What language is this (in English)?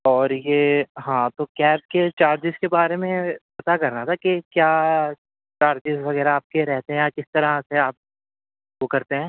Urdu